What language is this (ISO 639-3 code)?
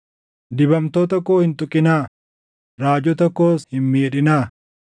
orm